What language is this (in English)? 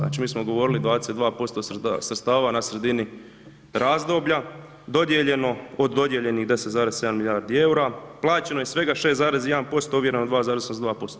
Croatian